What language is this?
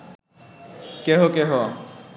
Bangla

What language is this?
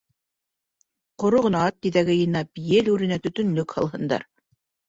Bashkir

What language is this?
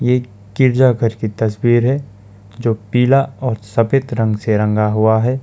Hindi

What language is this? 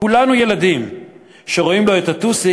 Hebrew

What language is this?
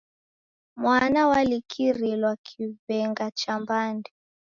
Taita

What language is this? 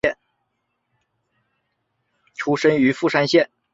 Chinese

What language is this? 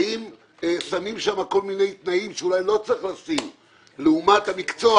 Hebrew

